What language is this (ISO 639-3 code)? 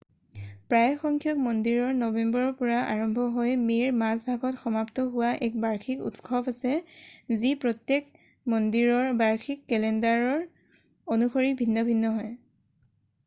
asm